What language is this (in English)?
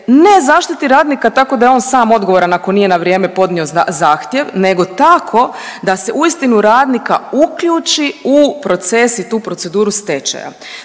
Croatian